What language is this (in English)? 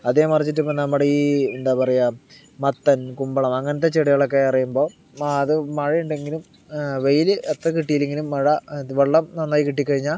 Malayalam